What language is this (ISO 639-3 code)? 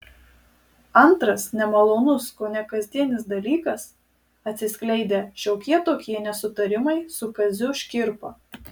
lit